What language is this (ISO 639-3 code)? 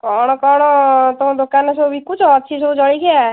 ori